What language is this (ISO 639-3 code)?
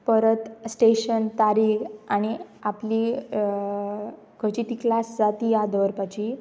kok